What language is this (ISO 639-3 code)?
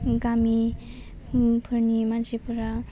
brx